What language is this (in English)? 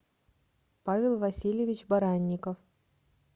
Russian